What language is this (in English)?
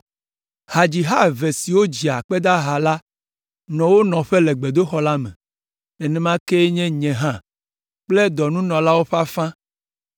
Ewe